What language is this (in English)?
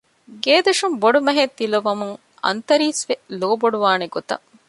Divehi